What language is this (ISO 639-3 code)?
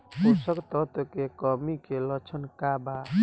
bho